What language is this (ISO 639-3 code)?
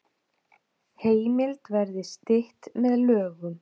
isl